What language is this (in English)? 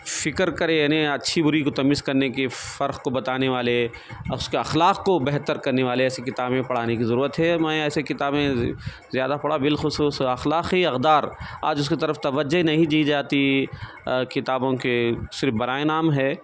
Urdu